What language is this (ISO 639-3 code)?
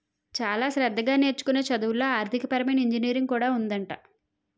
tel